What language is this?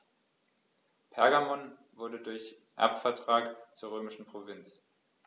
German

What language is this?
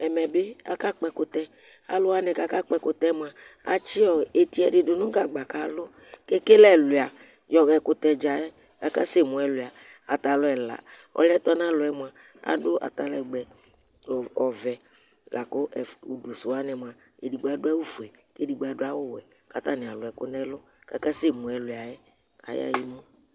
Ikposo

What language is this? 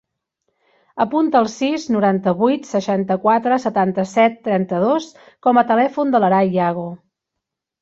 Catalan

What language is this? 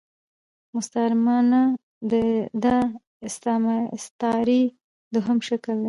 Pashto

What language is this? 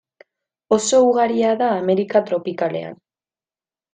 Basque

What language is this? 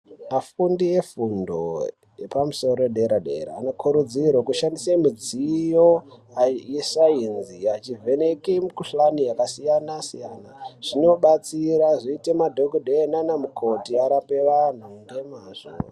Ndau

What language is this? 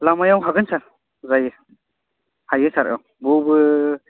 Bodo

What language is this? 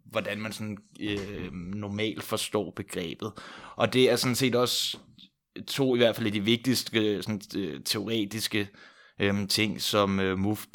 Danish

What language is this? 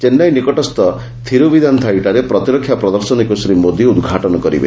Odia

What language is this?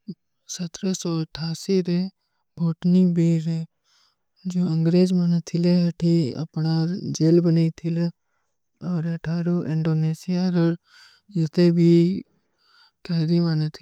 Kui (India)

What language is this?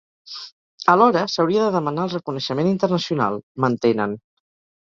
Catalan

